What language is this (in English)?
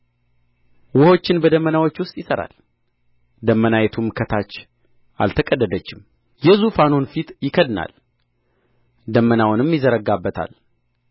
Amharic